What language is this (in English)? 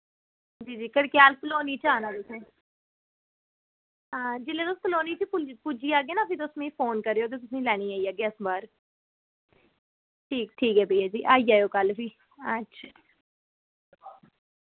Dogri